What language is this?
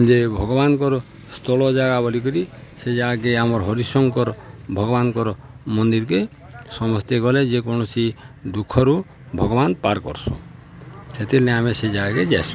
Odia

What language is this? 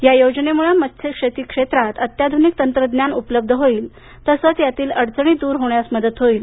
Marathi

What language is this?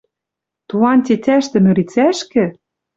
Western Mari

